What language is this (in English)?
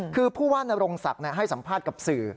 Thai